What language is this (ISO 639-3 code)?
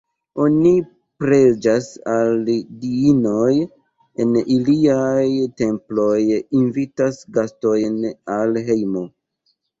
epo